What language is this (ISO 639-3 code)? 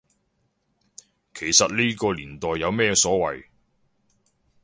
yue